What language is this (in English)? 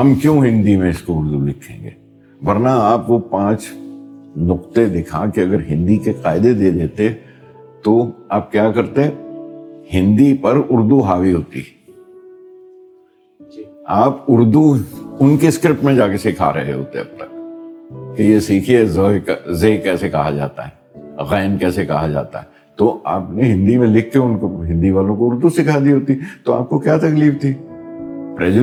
Urdu